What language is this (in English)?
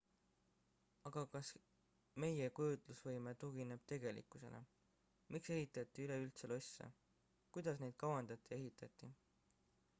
Estonian